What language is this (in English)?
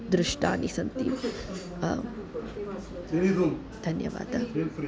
Sanskrit